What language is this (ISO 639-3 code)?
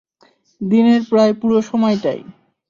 ben